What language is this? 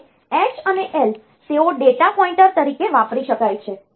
Gujarati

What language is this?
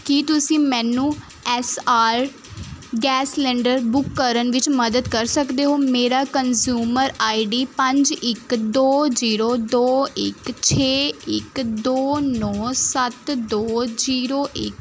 Punjabi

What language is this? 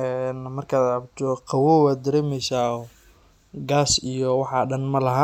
Somali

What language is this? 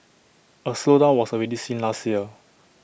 English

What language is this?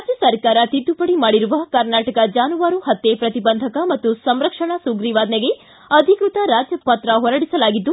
Kannada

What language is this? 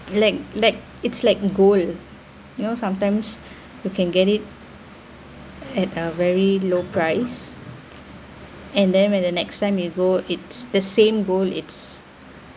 English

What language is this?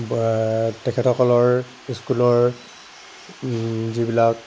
Assamese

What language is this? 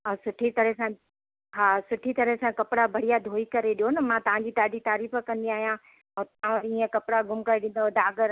Sindhi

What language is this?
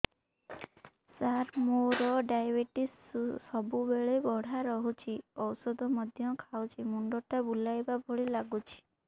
Odia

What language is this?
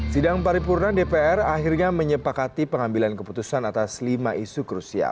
Indonesian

